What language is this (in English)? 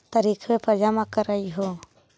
Magahi